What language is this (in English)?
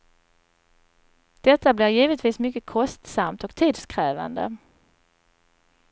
Swedish